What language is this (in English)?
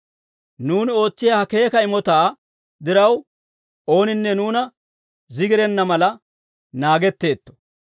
Dawro